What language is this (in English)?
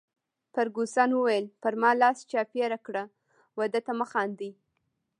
Pashto